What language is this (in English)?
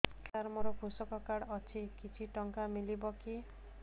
Odia